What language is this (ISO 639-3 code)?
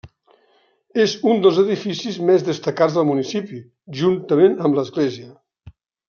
cat